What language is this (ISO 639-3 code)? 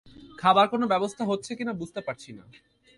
ben